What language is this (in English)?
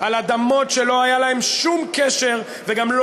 Hebrew